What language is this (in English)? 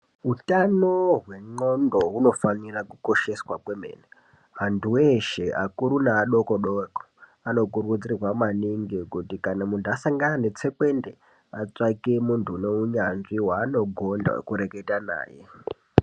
Ndau